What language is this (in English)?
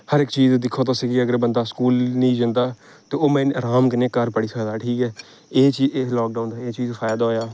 Dogri